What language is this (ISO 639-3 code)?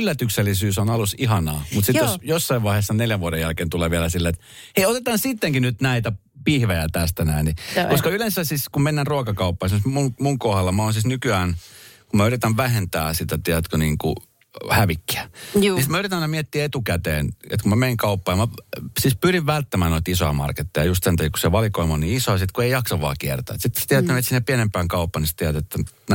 fin